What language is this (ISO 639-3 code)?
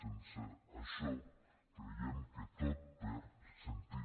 cat